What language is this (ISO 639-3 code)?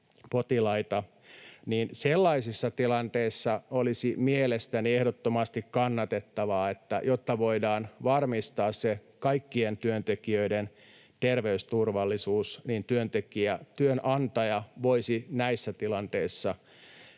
fin